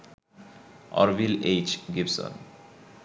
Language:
Bangla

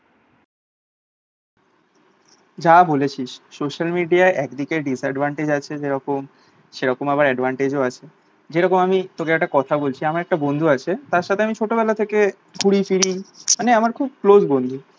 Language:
Bangla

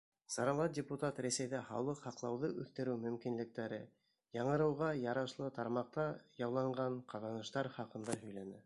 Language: Bashkir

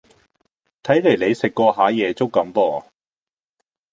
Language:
Cantonese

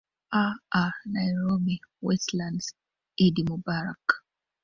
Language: Swahili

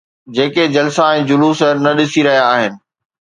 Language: Sindhi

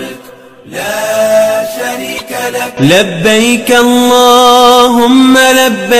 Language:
Arabic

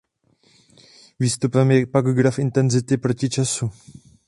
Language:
Czech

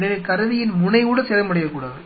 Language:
Tamil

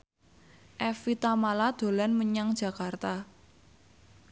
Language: Javanese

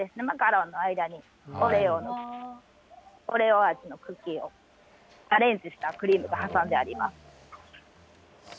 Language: Japanese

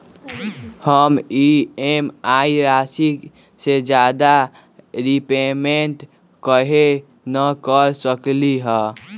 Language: Magahi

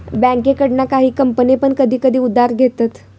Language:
Marathi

